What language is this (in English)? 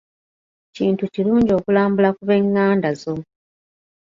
Ganda